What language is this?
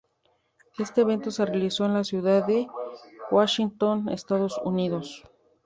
Spanish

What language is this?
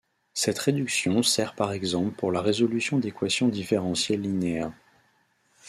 French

